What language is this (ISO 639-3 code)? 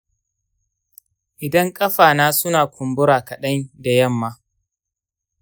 hau